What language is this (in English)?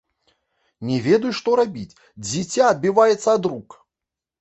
Belarusian